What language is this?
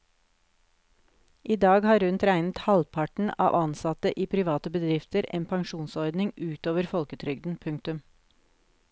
Norwegian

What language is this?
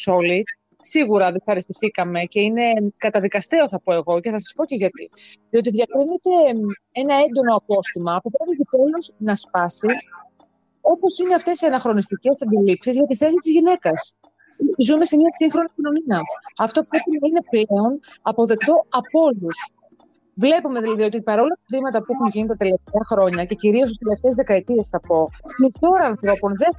Greek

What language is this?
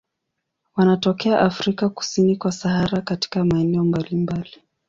Swahili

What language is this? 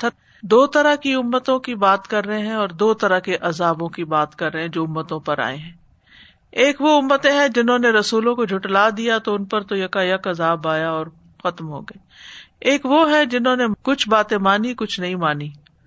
Urdu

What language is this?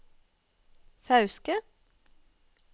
Norwegian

